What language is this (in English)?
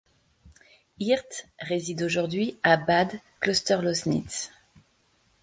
French